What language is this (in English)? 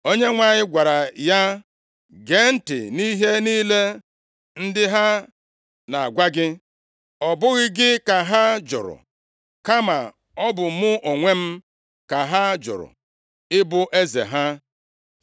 Igbo